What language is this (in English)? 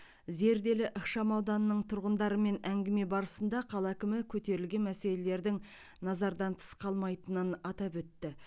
Kazakh